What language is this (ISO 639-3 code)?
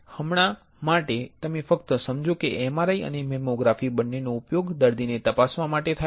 guj